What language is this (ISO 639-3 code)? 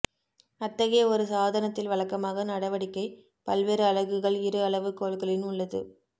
tam